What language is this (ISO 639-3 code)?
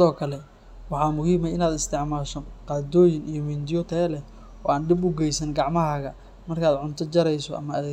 som